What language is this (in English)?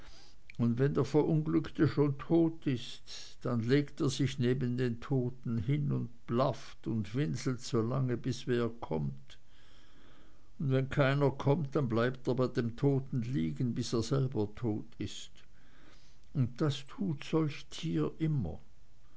German